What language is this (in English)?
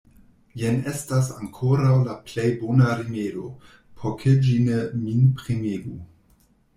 Esperanto